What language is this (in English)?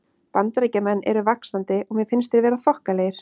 Icelandic